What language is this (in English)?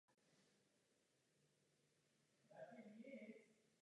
Czech